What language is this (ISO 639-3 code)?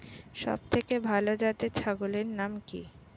ben